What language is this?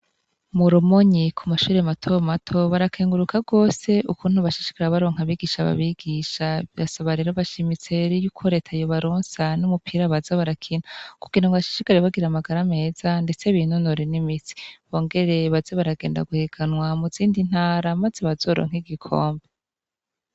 Rundi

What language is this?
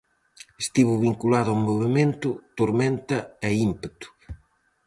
Galician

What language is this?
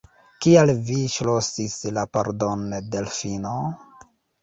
Esperanto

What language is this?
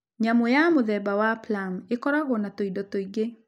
Kikuyu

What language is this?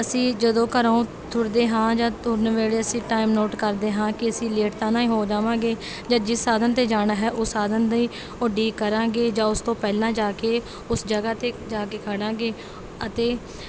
Punjabi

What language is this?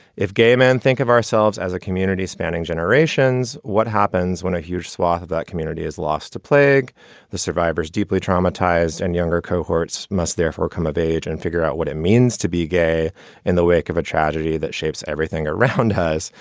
English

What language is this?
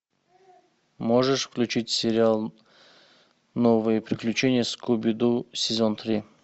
Russian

